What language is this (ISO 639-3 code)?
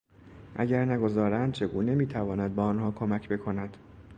fas